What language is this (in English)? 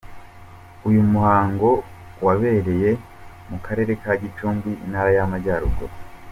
Kinyarwanda